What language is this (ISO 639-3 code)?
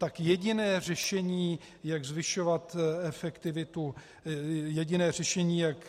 ces